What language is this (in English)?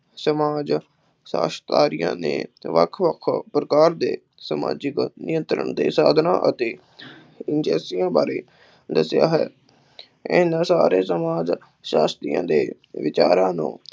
Punjabi